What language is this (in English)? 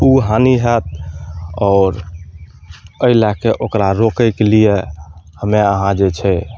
Maithili